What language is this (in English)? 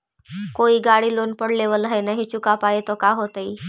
Magahi